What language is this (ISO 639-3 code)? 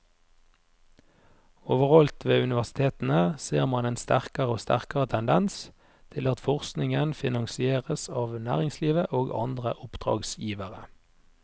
nor